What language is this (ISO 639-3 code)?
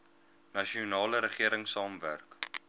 afr